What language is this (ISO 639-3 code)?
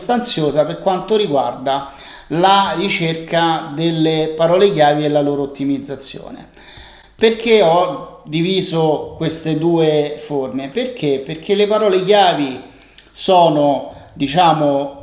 ita